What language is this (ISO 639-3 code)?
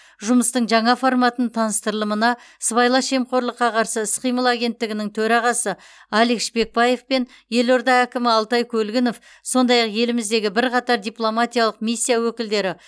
kaz